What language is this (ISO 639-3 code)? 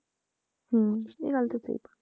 pan